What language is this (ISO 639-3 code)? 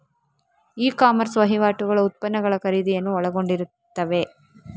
kan